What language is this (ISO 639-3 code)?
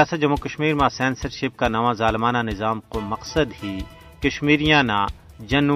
urd